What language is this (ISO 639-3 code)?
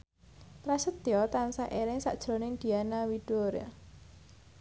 jav